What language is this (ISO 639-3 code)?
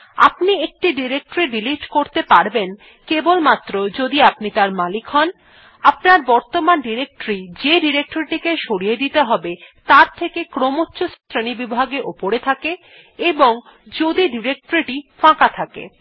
ben